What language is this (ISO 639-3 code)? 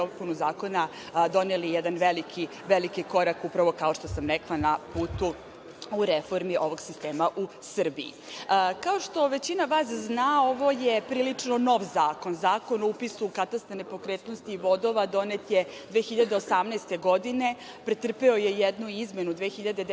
srp